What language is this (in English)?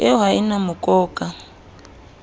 Southern Sotho